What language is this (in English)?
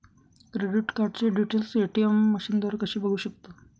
Marathi